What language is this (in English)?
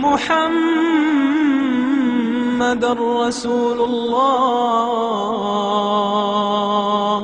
Arabic